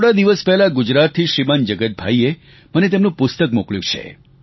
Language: Gujarati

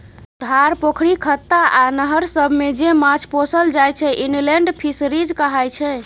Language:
Maithili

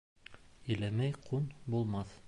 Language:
Bashkir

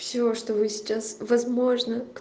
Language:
Russian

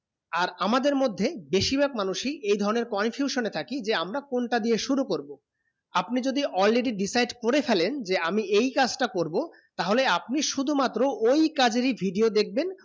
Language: Bangla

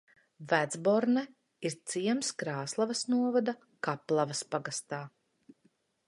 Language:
Latvian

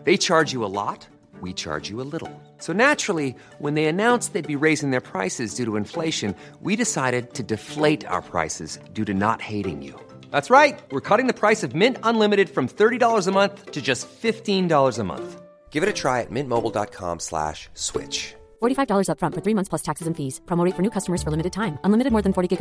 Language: Swedish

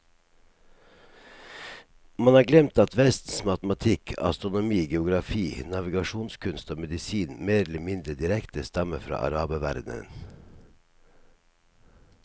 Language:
Norwegian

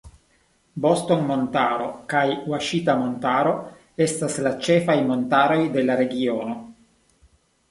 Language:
Esperanto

